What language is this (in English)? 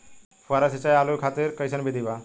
Bhojpuri